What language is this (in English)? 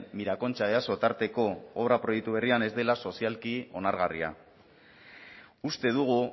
Basque